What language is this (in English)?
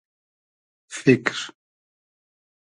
Hazaragi